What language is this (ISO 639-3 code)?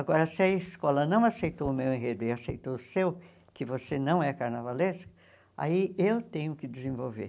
por